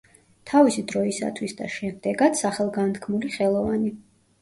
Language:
Georgian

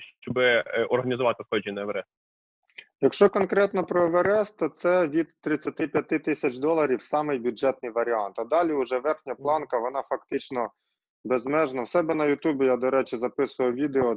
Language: Ukrainian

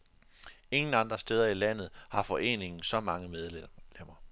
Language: Danish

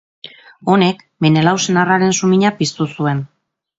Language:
Basque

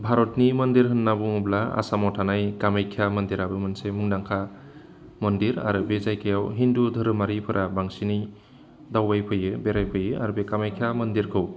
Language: Bodo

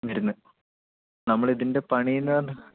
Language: Malayalam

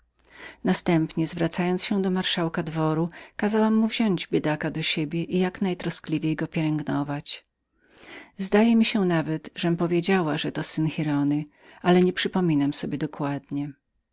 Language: Polish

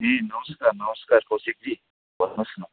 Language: Nepali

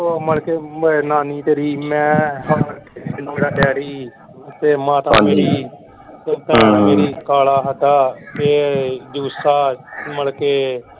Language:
Punjabi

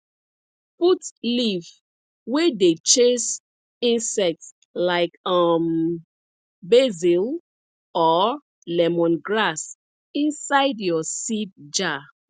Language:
Nigerian Pidgin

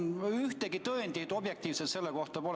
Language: Estonian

